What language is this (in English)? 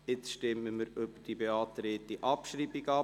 Swiss German